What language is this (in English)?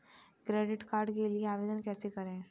Hindi